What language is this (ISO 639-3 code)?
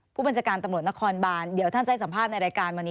tha